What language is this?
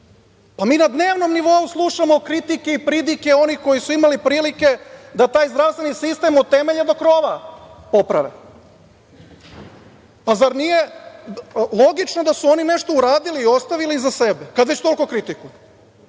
Serbian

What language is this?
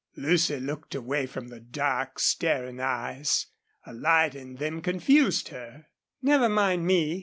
English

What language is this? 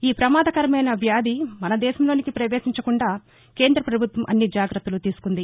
Telugu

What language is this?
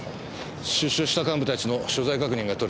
Japanese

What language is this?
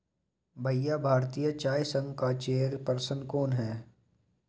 Hindi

